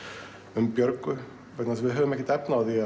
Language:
Icelandic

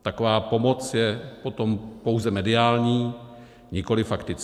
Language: Czech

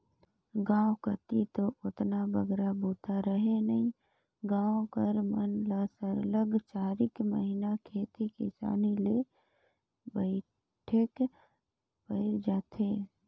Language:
Chhattisgarhi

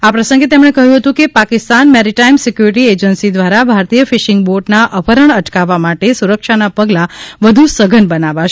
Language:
Gujarati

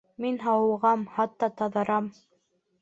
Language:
Bashkir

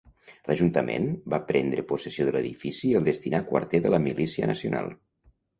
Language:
Catalan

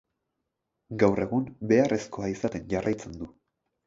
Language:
Basque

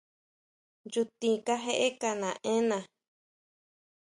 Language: Huautla Mazatec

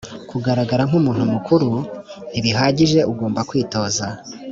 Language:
Kinyarwanda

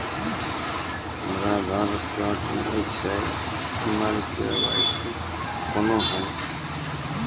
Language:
Maithili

